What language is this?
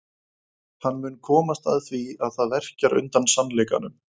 Icelandic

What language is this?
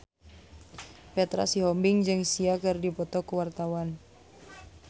Sundanese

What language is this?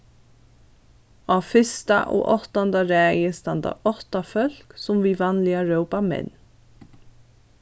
Faroese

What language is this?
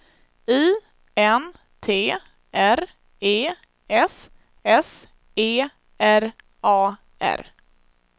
Swedish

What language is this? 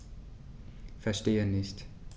German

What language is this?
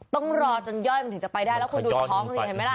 Thai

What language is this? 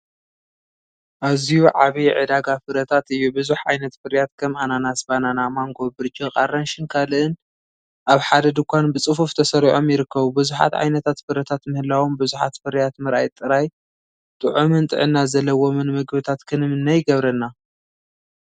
Tigrinya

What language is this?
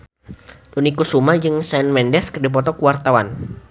Sundanese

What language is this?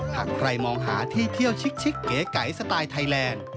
Thai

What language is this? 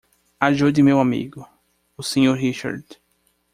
Portuguese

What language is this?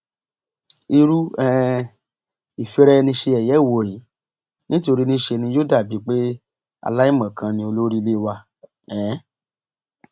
Yoruba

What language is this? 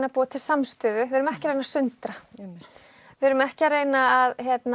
Icelandic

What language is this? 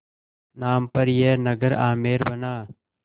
Hindi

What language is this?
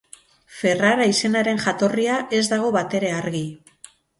Basque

